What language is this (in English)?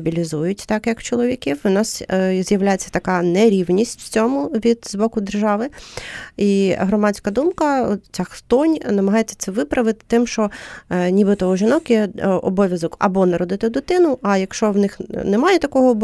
Ukrainian